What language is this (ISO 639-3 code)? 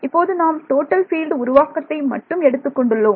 tam